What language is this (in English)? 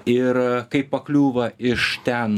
Lithuanian